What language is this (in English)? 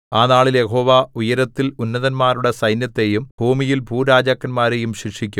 Malayalam